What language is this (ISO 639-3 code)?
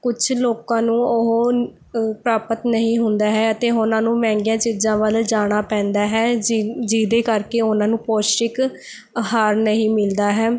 pan